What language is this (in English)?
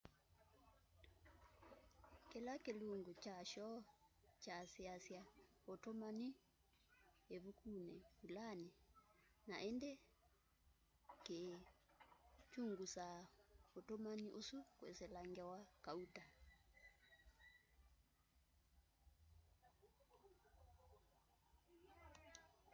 Kamba